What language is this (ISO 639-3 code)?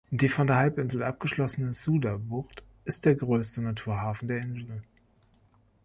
deu